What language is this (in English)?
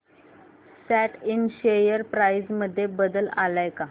Marathi